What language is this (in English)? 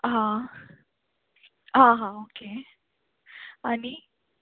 Konkani